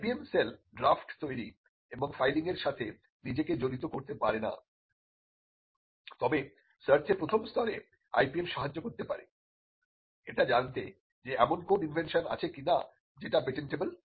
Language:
Bangla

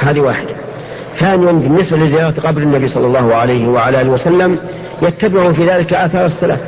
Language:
Arabic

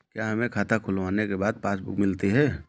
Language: Hindi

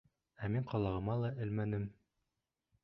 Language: Bashkir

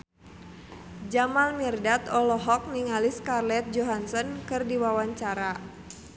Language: Sundanese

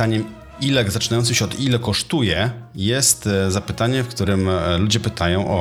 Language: Polish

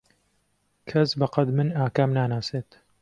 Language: Central Kurdish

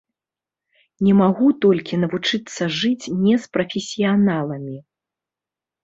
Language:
Belarusian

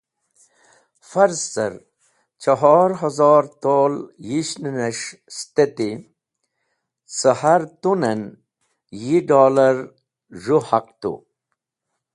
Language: Wakhi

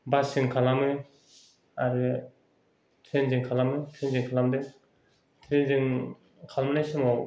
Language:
Bodo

